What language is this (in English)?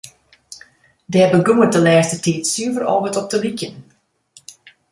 Western Frisian